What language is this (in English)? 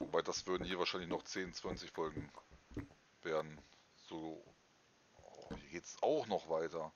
German